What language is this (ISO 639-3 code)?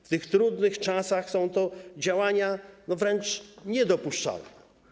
pol